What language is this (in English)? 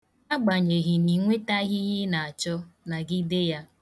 Igbo